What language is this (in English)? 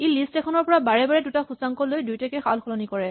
Assamese